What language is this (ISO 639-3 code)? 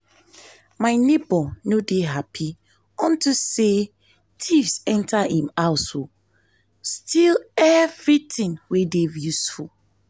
pcm